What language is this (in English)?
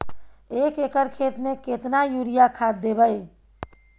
Maithili